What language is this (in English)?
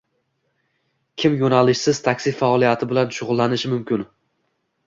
Uzbek